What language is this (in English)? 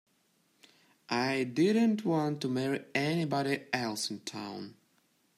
English